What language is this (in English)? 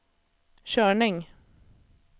Swedish